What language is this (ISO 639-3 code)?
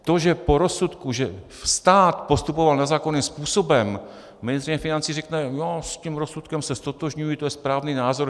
ces